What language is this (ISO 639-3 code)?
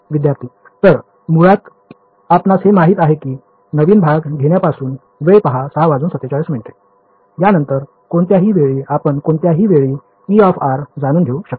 mar